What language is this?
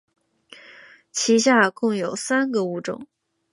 Chinese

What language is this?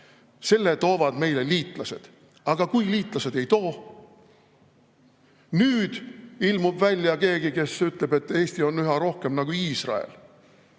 Estonian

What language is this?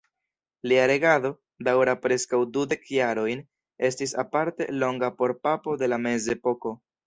Esperanto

